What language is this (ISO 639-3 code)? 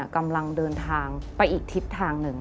tha